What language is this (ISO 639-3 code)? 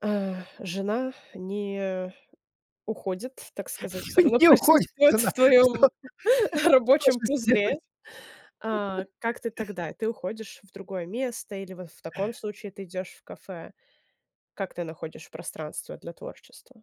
rus